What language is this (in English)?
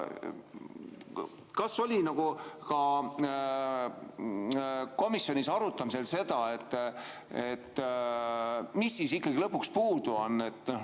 Estonian